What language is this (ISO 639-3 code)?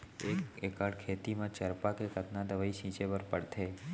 hne